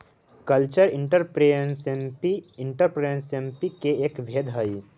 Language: Magahi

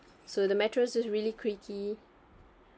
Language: English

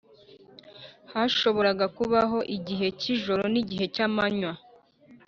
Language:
Kinyarwanda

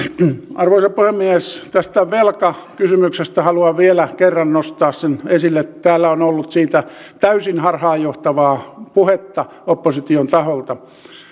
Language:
Finnish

